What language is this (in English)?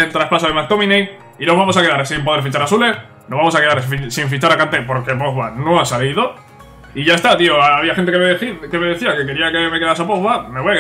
Spanish